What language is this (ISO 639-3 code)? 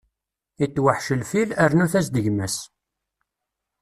kab